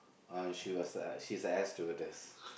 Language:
English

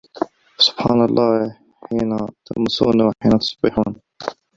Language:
Arabic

